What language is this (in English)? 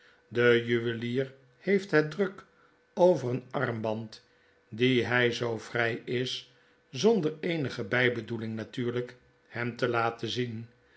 Dutch